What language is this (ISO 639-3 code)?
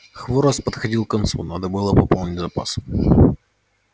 rus